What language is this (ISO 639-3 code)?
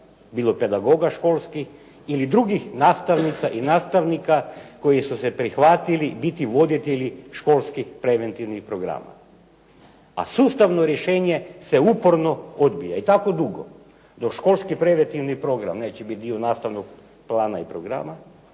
hrv